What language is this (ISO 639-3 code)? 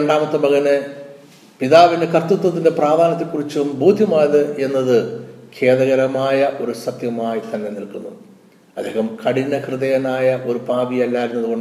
mal